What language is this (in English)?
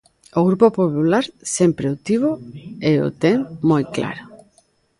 Galician